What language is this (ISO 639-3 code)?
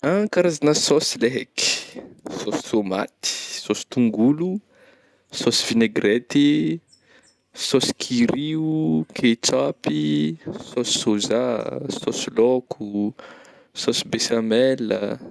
bmm